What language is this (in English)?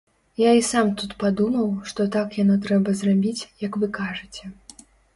Belarusian